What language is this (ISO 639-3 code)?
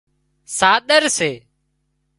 kxp